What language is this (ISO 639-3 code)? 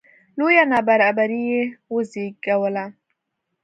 pus